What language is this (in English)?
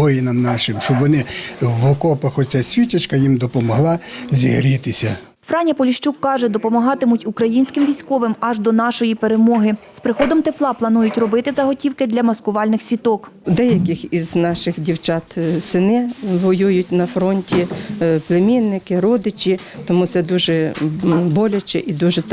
Ukrainian